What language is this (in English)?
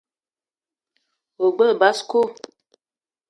Eton (Cameroon)